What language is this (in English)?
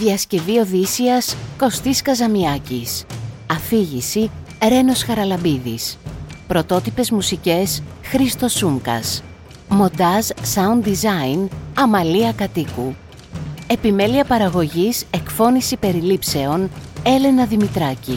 Greek